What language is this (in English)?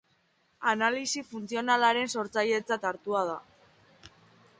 Basque